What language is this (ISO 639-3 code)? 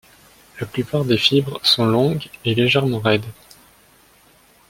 fra